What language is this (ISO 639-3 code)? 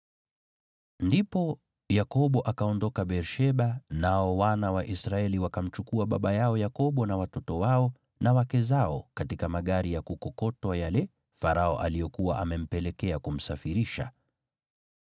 swa